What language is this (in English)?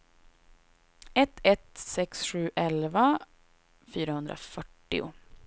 Swedish